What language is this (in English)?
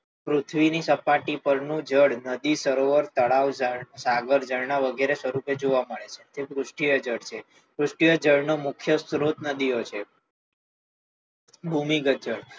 Gujarati